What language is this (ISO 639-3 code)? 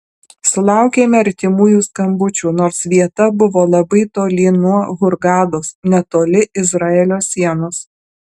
lit